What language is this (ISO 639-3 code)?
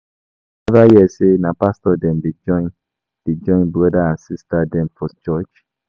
pcm